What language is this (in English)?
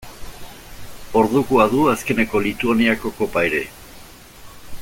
Basque